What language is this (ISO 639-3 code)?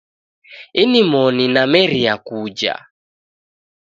dav